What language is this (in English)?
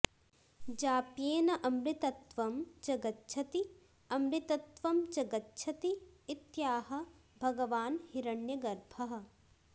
Sanskrit